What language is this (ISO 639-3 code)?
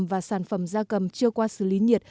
vie